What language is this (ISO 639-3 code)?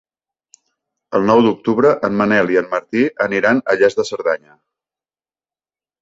cat